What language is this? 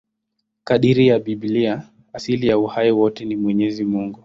Swahili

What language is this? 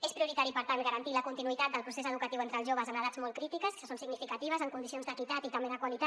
Catalan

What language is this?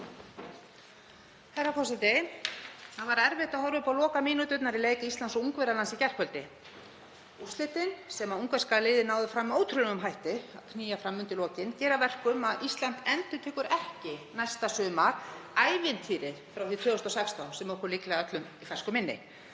Icelandic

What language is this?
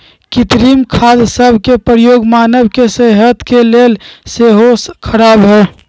Magahi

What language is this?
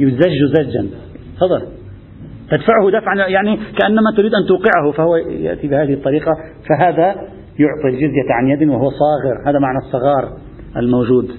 Arabic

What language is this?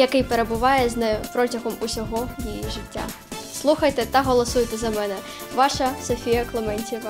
Russian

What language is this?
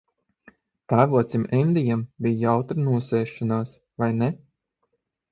Latvian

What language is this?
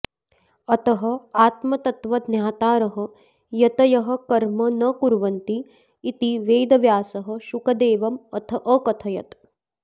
Sanskrit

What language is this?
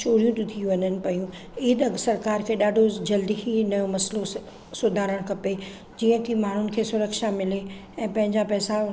Sindhi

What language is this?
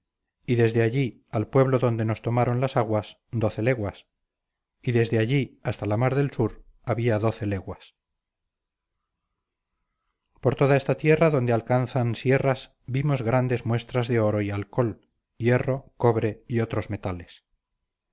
Spanish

